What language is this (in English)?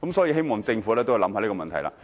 Cantonese